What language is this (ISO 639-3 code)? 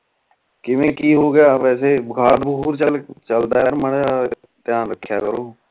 pan